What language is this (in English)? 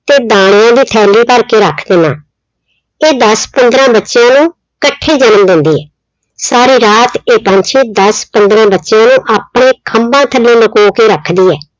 Punjabi